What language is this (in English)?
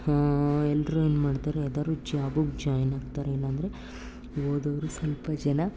Kannada